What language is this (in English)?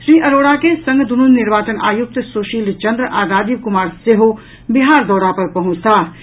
Maithili